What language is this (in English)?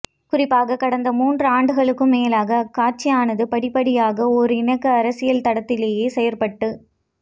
Tamil